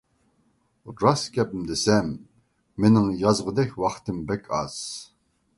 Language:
Uyghur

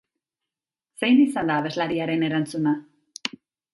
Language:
Basque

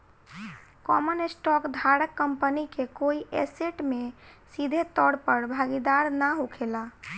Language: Bhojpuri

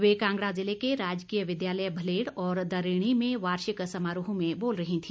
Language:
Hindi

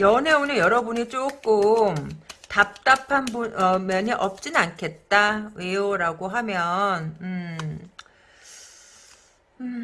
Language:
Korean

